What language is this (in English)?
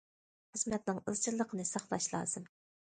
Uyghur